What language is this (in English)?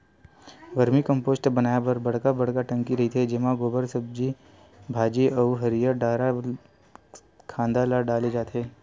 Chhattisgarhi